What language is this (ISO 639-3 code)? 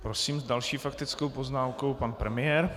ces